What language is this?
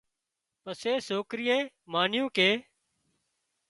Wadiyara Koli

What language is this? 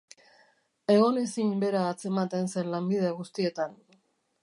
Basque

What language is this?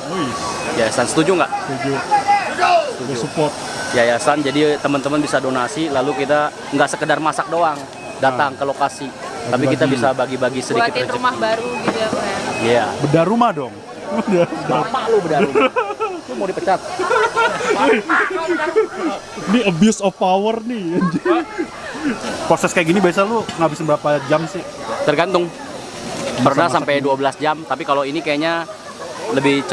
Indonesian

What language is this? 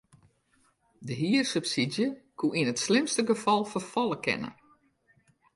Western Frisian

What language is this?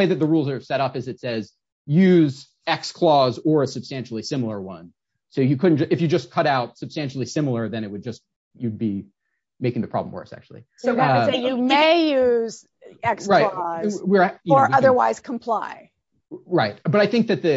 English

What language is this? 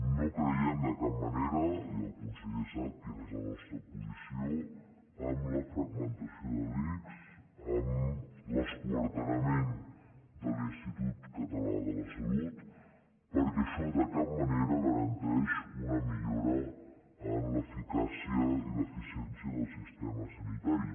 Catalan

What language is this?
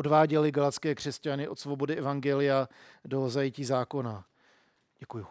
Czech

